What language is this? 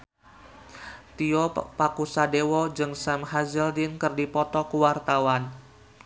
Sundanese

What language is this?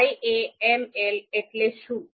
Gujarati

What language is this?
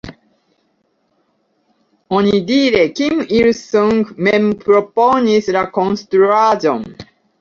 Esperanto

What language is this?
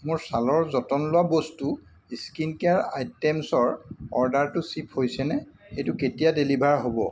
Assamese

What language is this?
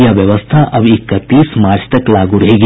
Hindi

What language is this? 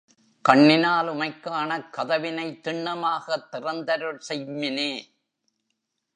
Tamil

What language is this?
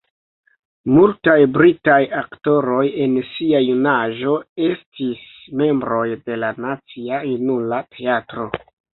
Esperanto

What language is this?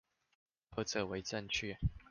Chinese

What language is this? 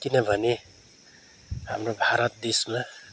Nepali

